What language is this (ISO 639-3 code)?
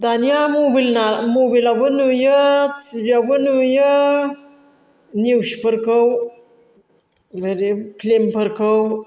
brx